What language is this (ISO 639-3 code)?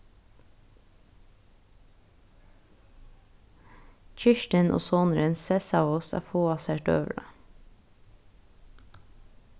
fao